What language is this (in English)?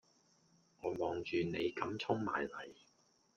Cantonese